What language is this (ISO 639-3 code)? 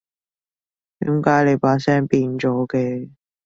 yue